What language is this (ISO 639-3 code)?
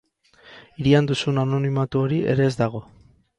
eus